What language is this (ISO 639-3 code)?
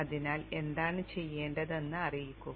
mal